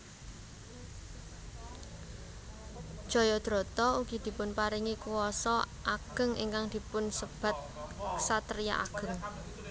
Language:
Javanese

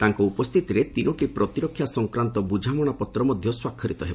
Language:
Odia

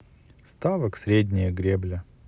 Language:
Russian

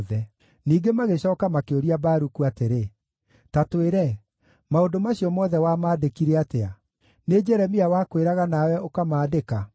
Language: Kikuyu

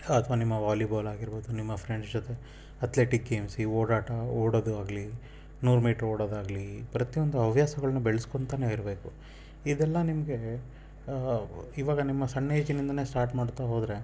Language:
Kannada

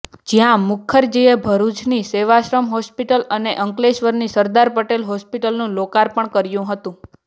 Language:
Gujarati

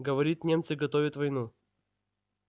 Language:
Russian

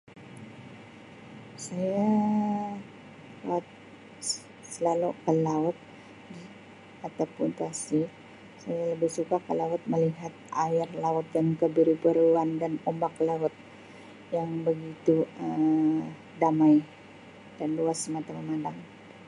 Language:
Sabah Malay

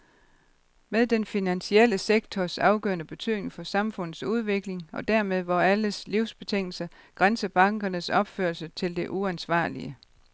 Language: Danish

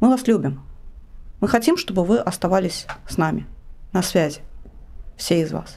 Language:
Russian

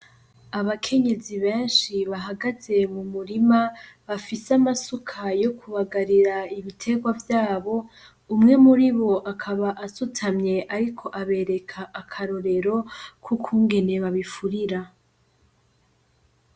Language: Rundi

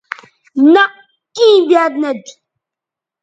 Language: Bateri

